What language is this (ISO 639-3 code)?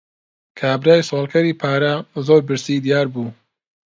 ckb